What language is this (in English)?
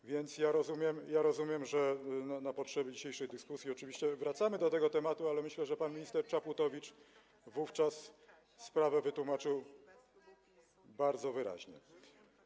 Polish